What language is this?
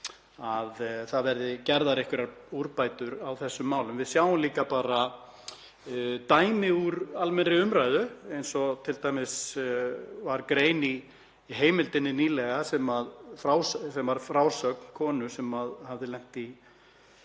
Icelandic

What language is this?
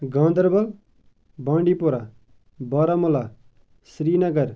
Kashmiri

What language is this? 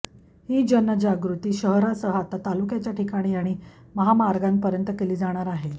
Marathi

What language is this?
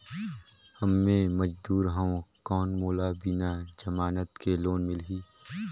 Chhattisgarhi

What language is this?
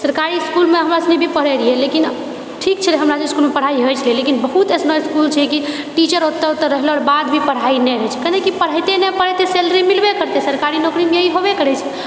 Maithili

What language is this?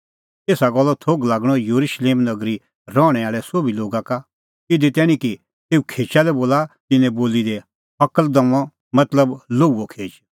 Kullu Pahari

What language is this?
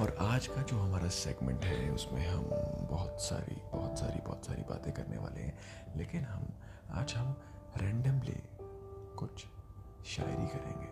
Hindi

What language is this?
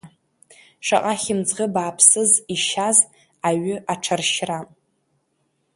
Abkhazian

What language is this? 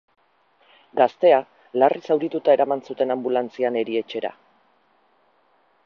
Basque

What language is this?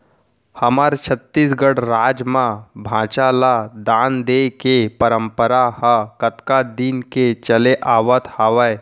Chhattisgarhi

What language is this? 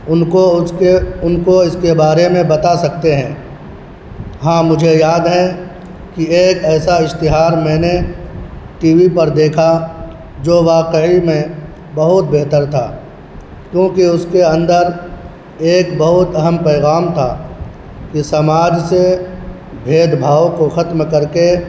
Urdu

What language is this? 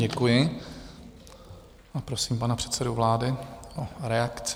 Czech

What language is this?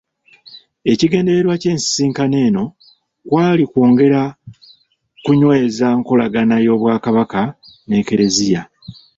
Ganda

